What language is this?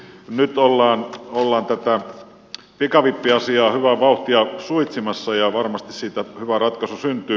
Finnish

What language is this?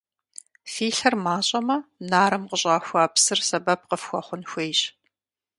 Kabardian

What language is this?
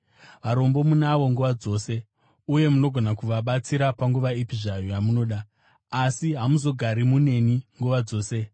Shona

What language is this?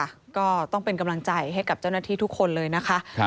Thai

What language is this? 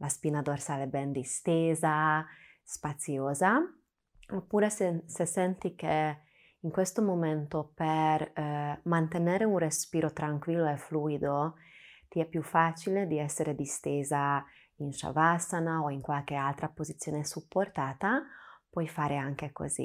Italian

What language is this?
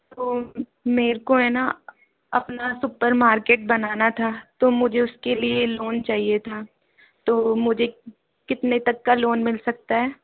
Hindi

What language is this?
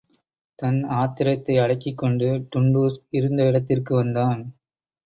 Tamil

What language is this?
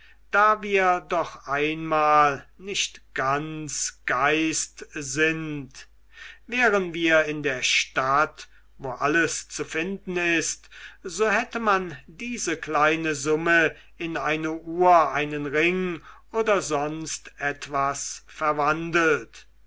German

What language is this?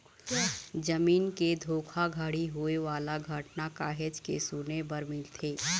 Chhattisgarhi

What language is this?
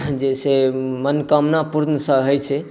Maithili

